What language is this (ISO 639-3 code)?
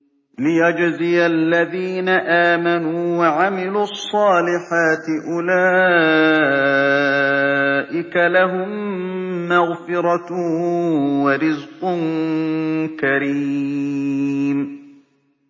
ara